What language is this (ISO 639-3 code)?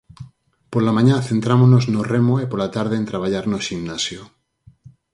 glg